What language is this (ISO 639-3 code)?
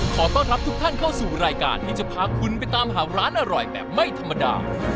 tha